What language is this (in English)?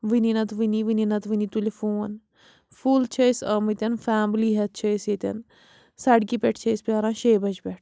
Kashmiri